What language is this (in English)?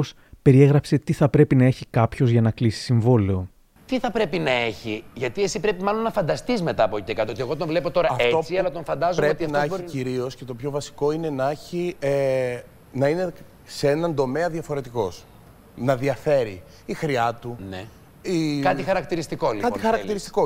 Greek